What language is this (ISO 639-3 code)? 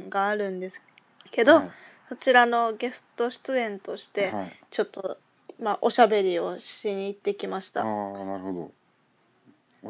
jpn